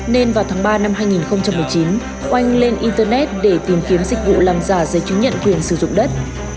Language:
Vietnamese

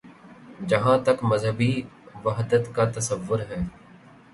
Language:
Urdu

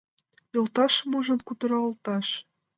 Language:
Mari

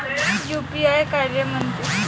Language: Marathi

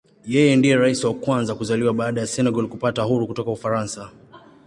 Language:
Swahili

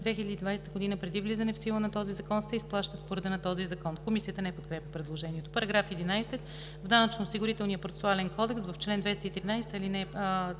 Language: Bulgarian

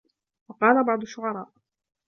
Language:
Arabic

